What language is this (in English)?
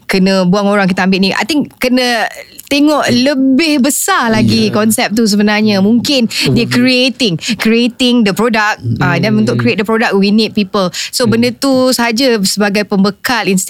Malay